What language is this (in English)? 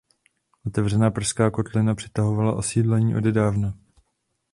Czech